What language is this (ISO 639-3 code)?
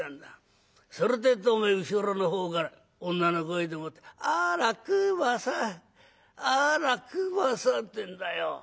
jpn